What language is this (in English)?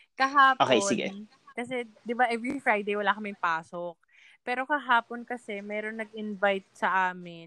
Filipino